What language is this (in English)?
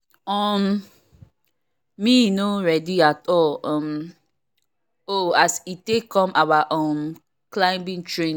Nigerian Pidgin